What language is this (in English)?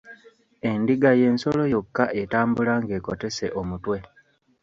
Ganda